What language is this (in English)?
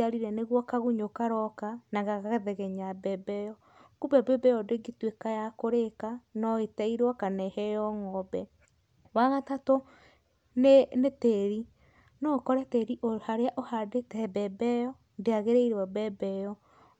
Kikuyu